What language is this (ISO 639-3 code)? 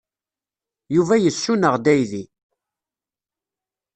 kab